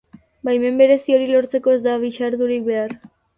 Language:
Basque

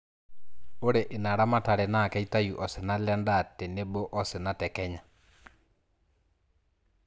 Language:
Masai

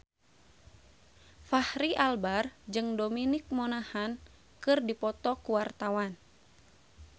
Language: Sundanese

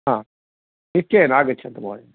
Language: Sanskrit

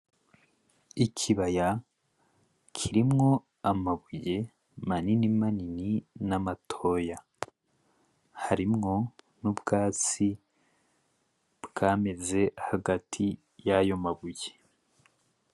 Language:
Rundi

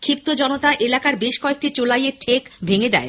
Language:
Bangla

